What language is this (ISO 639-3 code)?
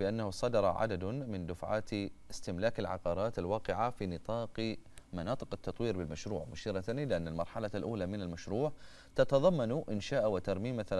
ara